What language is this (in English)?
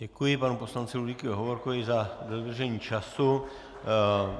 Czech